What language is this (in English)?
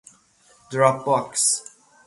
Persian